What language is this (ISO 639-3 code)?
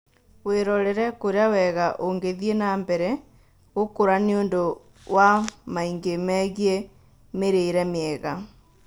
kik